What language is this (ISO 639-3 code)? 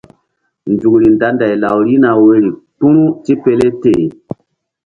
mdd